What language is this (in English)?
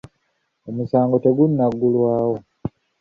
Ganda